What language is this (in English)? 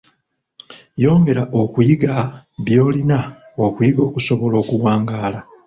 Ganda